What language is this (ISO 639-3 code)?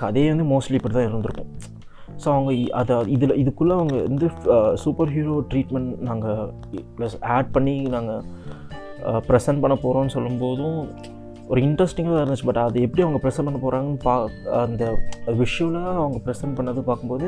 tam